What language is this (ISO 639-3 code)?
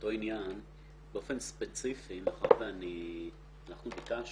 heb